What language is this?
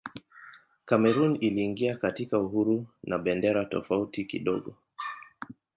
Swahili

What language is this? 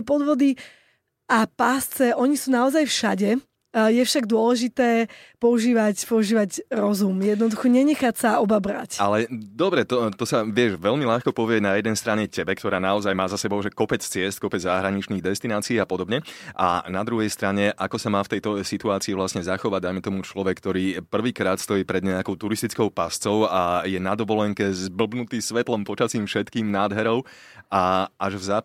Slovak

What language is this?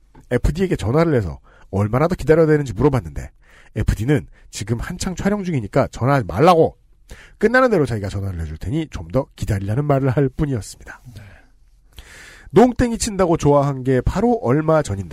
Korean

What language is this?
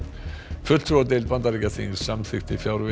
Icelandic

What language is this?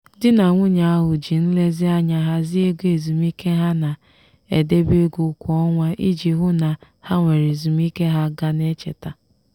Igbo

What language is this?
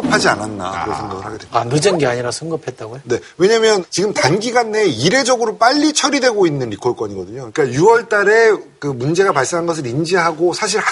Korean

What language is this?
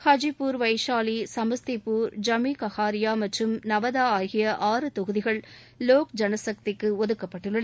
Tamil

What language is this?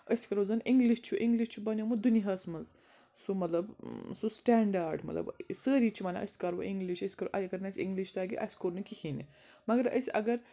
Kashmiri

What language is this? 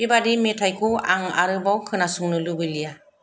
Bodo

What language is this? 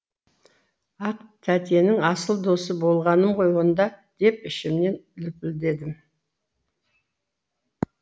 Kazakh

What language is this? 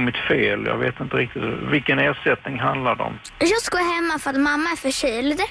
Swedish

